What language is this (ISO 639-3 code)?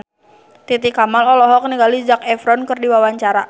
sun